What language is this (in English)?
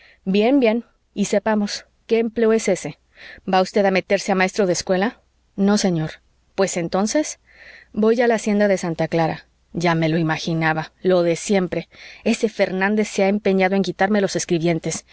Spanish